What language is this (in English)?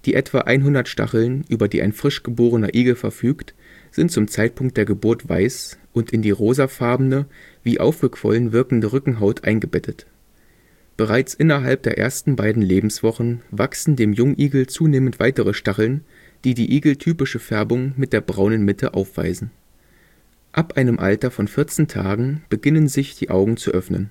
German